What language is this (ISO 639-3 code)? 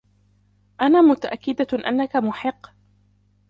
ara